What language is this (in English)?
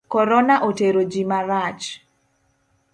Luo (Kenya and Tanzania)